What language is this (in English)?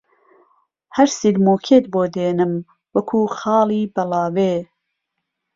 Central Kurdish